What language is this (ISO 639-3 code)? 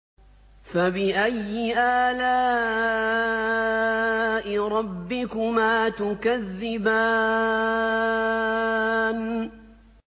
ara